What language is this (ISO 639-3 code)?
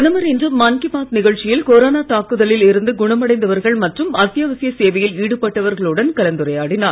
tam